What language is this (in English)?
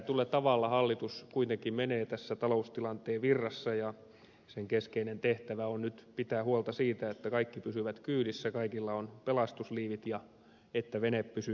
Finnish